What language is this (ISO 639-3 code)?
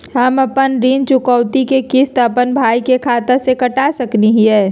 mag